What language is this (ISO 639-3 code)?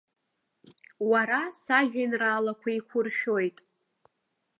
abk